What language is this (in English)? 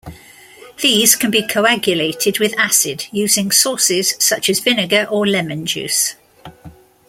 English